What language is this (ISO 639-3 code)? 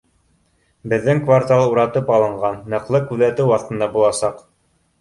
bak